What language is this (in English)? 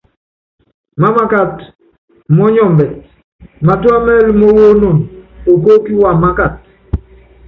Yangben